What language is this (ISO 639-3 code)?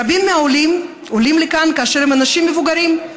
heb